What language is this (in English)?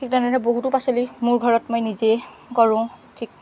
Assamese